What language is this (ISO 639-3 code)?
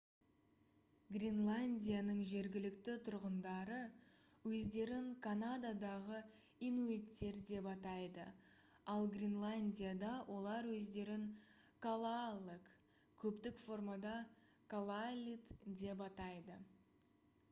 kaz